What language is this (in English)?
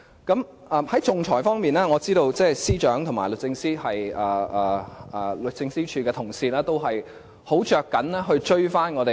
Cantonese